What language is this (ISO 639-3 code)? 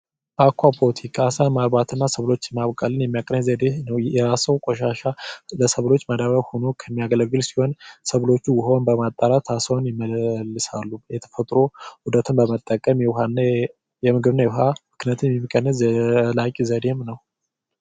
amh